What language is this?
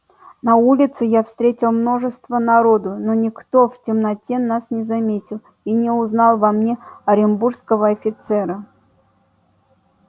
Russian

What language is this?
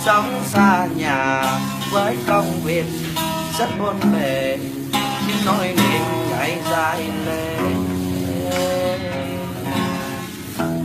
Vietnamese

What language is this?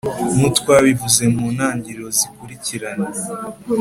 Kinyarwanda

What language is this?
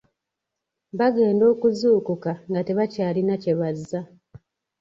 Ganda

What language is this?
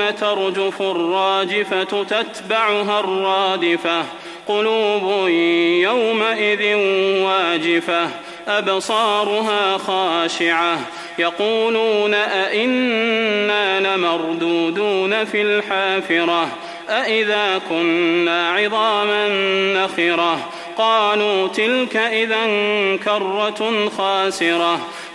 Arabic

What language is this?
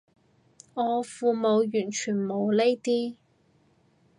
Cantonese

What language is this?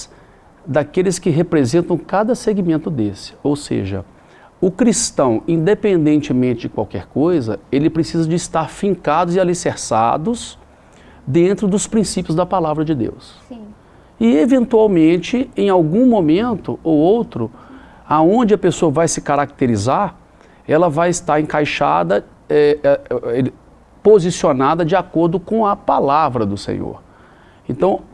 Portuguese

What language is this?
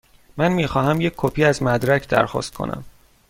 Persian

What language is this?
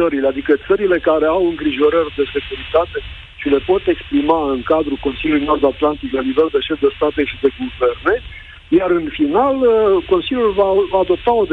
Romanian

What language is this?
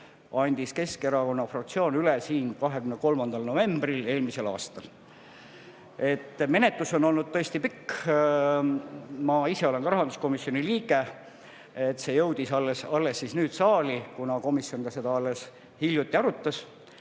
Estonian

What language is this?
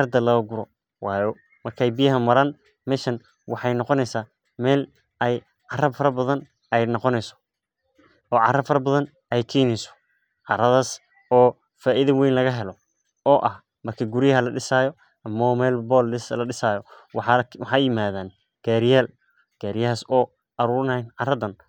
Somali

